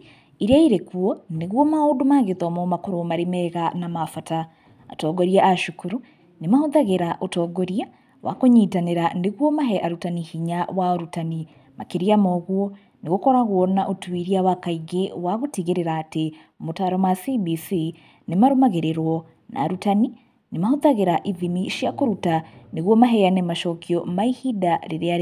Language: Kikuyu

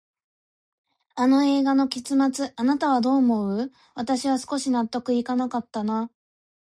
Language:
Japanese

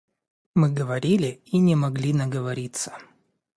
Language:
Russian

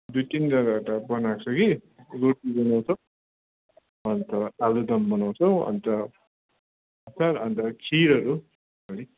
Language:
Nepali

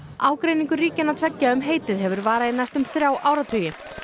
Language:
Icelandic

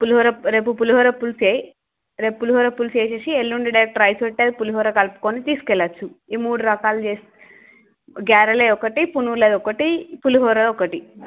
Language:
Telugu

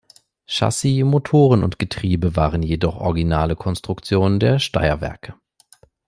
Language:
German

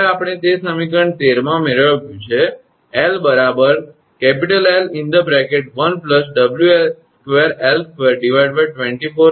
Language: Gujarati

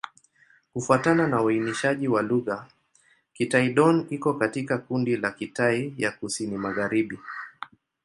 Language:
Swahili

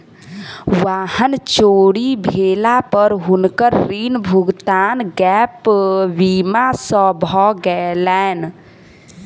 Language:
Maithili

